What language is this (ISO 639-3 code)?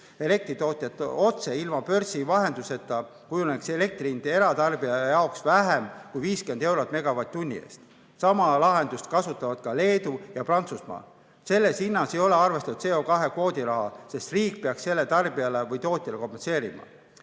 est